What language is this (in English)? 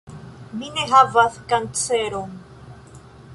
Esperanto